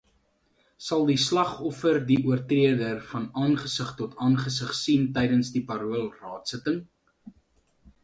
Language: Afrikaans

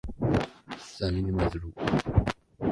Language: Persian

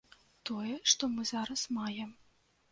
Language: Belarusian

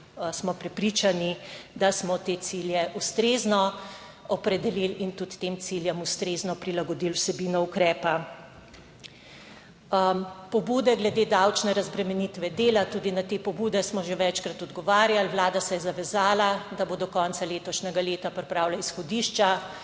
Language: Slovenian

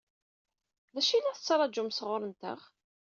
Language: Kabyle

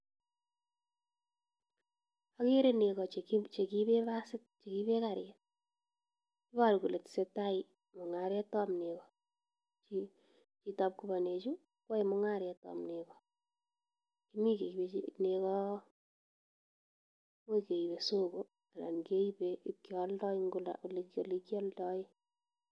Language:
Kalenjin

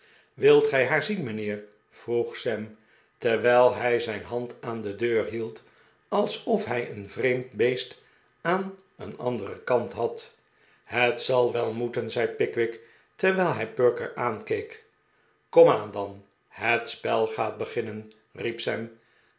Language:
Dutch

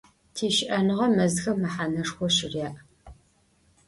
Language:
Adyghe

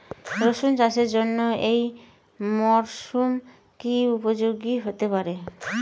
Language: Bangla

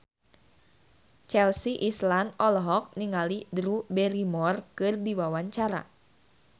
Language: Sundanese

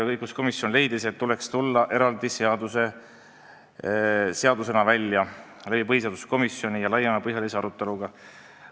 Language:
Estonian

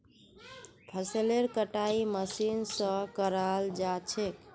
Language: Magahi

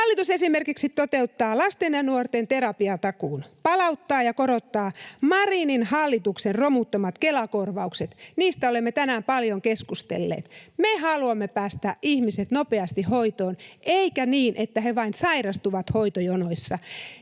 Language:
Finnish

